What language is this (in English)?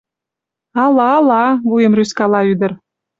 Mari